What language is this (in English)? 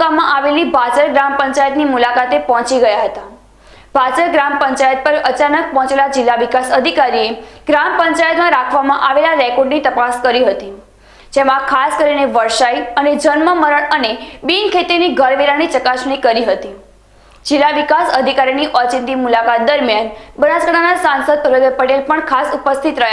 Hindi